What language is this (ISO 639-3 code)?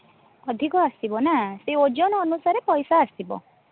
ori